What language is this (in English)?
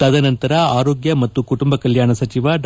Kannada